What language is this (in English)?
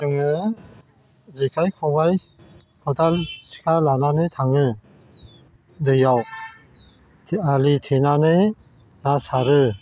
Bodo